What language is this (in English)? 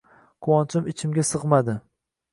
Uzbek